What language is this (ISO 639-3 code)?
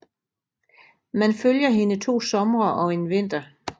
dan